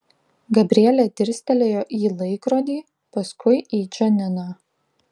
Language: Lithuanian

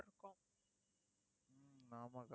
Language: Tamil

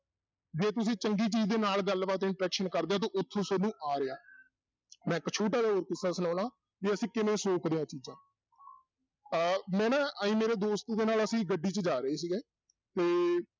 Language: Punjabi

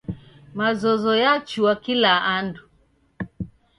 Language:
Taita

